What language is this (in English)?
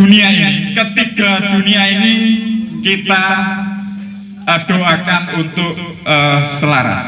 Indonesian